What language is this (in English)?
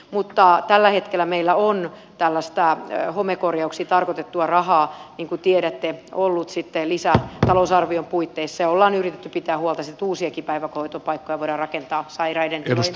Finnish